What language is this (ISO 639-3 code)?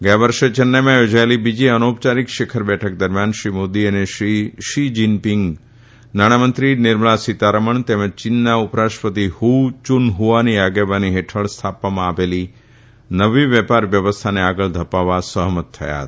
guj